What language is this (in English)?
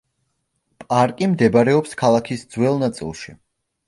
Georgian